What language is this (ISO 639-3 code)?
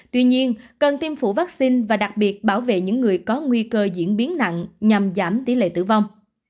vie